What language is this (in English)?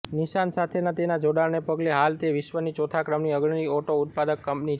Gujarati